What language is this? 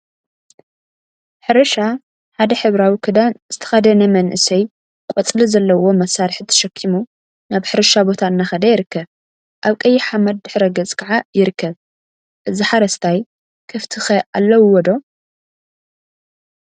Tigrinya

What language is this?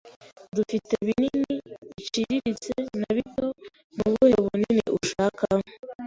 Kinyarwanda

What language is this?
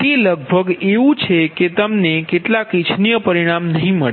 Gujarati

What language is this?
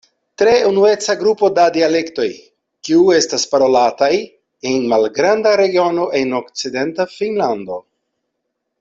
Esperanto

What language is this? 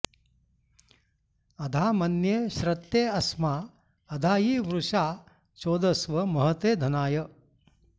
Sanskrit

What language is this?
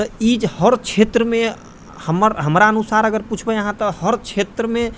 Maithili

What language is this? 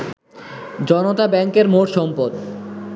Bangla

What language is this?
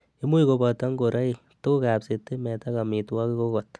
Kalenjin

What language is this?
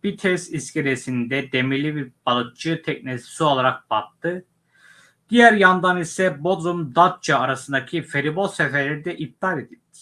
Turkish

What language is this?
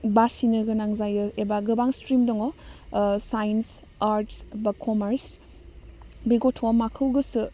Bodo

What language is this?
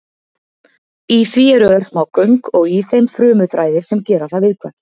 Icelandic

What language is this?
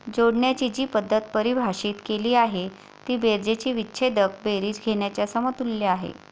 Marathi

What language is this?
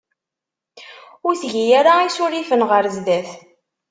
Kabyle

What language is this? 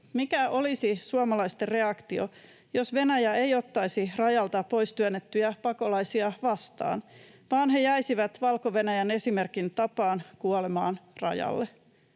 Finnish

